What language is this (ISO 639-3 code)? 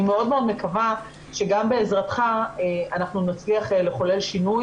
heb